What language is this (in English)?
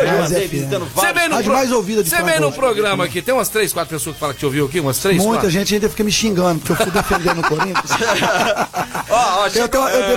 Portuguese